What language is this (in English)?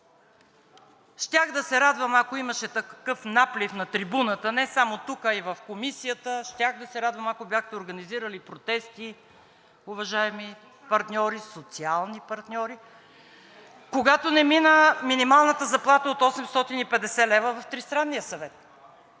Bulgarian